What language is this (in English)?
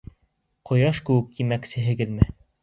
Bashkir